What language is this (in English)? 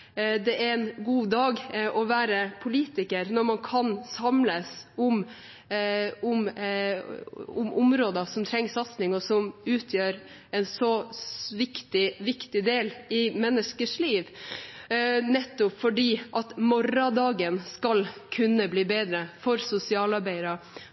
Norwegian Bokmål